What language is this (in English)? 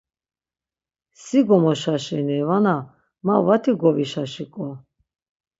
Laz